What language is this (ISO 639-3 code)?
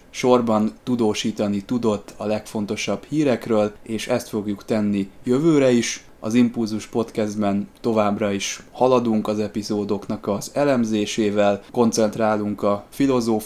hun